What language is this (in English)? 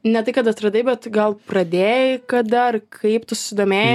Lithuanian